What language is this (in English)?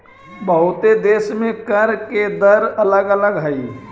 Magahi